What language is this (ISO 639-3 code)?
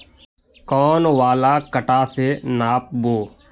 mag